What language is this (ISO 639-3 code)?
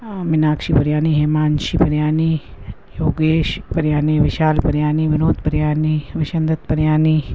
snd